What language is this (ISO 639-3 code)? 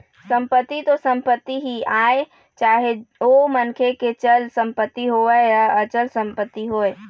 hne